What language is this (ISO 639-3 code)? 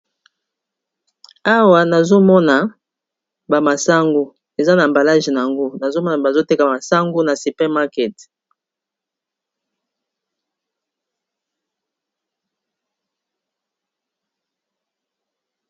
lin